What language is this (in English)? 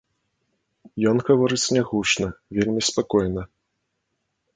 Belarusian